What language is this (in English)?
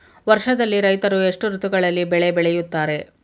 Kannada